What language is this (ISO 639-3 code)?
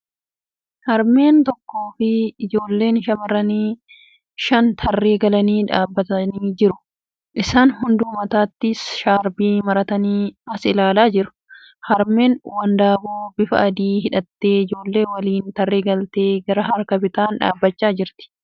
orm